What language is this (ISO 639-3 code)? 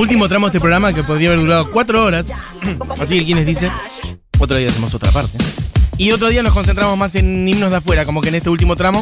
spa